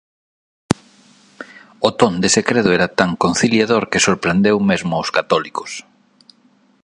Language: Galician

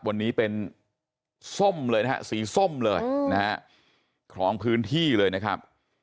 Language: Thai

